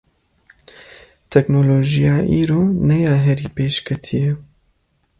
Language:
Kurdish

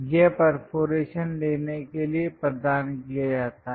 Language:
Hindi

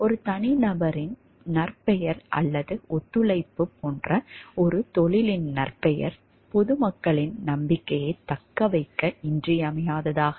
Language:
Tamil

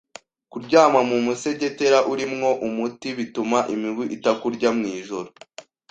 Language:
Kinyarwanda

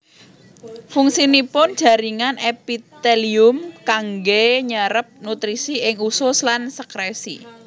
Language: Javanese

